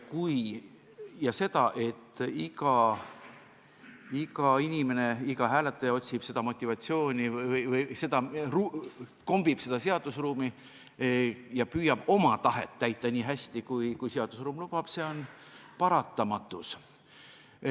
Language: Estonian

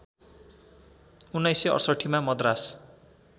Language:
Nepali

